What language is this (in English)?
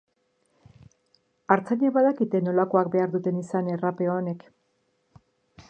Basque